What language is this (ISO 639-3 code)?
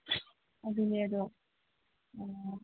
mni